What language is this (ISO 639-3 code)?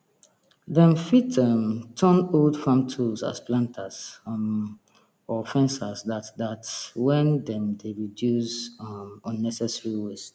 pcm